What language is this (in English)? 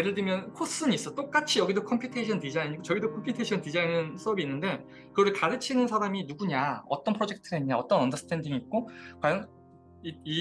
Korean